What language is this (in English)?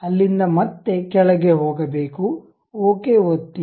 Kannada